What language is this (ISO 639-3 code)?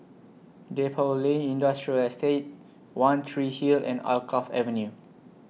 eng